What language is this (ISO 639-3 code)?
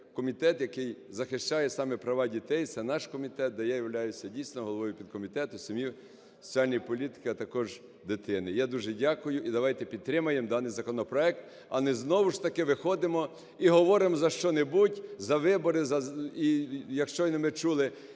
ukr